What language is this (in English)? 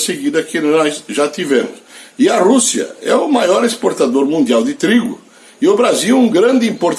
Portuguese